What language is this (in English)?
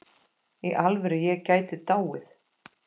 Icelandic